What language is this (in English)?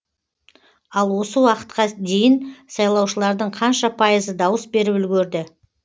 Kazakh